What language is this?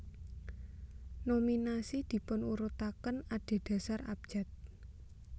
Javanese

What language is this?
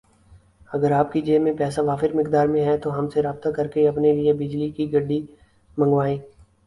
Urdu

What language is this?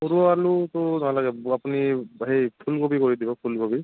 Assamese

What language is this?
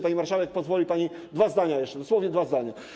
Polish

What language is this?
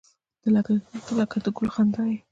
Pashto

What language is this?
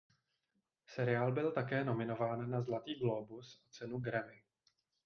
Czech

